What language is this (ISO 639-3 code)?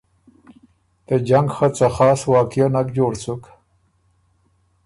oru